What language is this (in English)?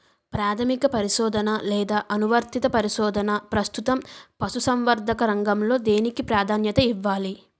Telugu